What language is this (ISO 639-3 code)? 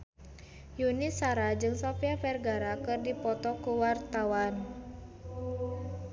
sun